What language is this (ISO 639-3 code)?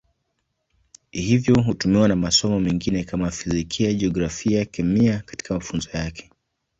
swa